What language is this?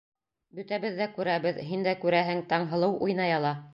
Bashkir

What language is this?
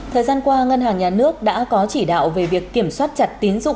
Vietnamese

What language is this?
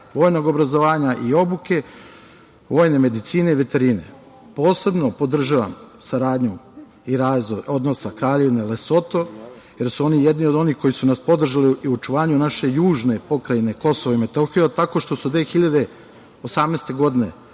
Serbian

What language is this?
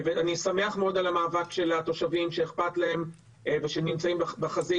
Hebrew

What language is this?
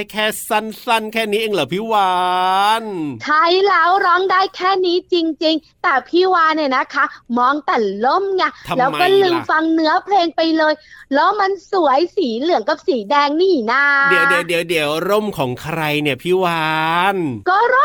Thai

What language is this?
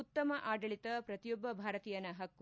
Kannada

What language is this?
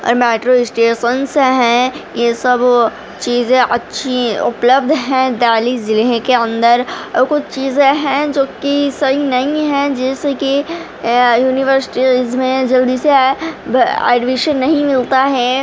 Urdu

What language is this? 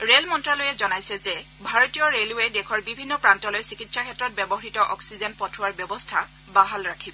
Assamese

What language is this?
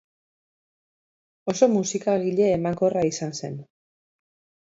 Basque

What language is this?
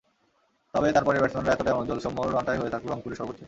Bangla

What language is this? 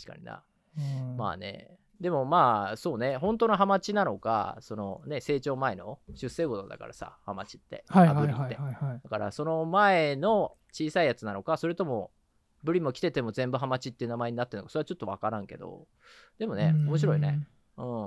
Japanese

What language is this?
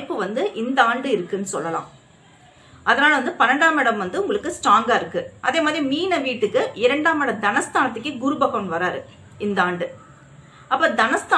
Tamil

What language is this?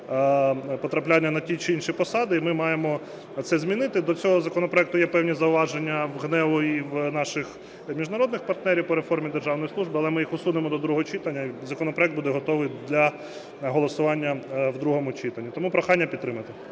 Ukrainian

